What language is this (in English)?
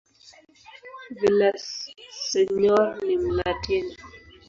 Swahili